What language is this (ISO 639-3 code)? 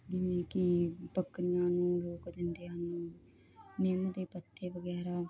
pan